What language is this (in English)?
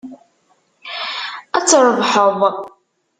Kabyle